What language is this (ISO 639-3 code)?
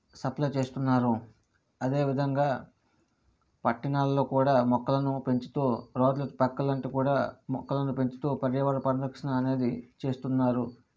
tel